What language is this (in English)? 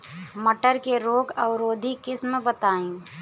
Bhojpuri